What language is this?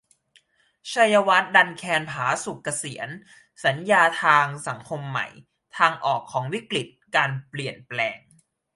Thai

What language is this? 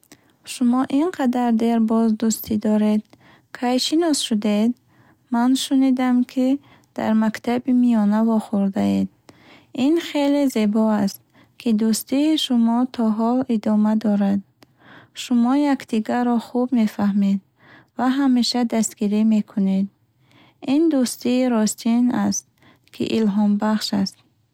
Bukharic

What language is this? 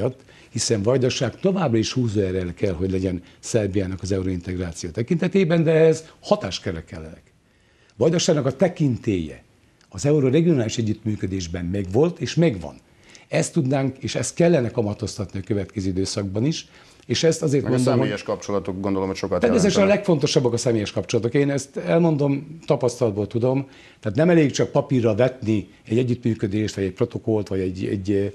Hungarian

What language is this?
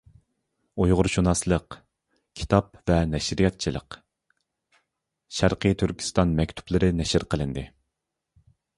Uyghur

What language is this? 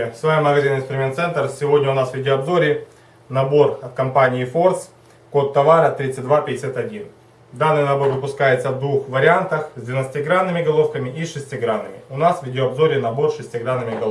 Russian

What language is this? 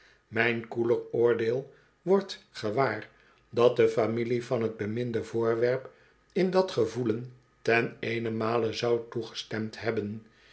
Dutch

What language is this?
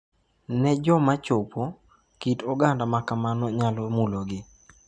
Luo (Kenya and Tanzania)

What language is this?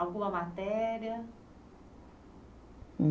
Portuguese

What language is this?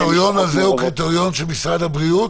Hebrew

